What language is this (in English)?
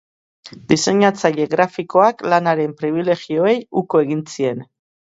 Basque